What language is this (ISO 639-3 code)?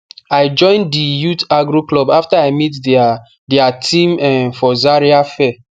pcm